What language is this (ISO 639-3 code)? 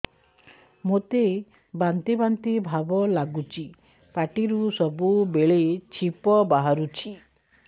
ori